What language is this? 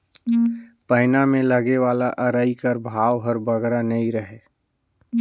Chhattisgarhi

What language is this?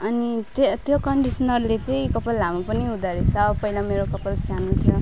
Nepali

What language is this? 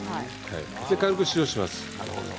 Japanese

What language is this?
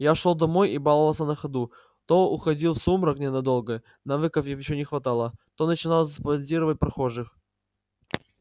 Russian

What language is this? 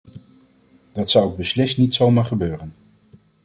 Dutch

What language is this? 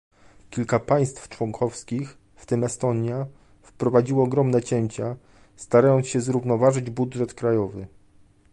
Polish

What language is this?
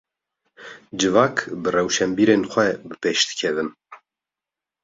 Kurdish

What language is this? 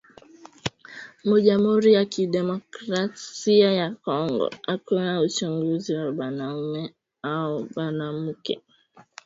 Swahili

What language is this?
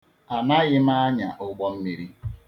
Igbo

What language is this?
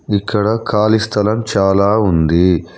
Telugu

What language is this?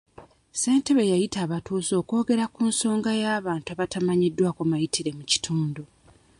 Ganda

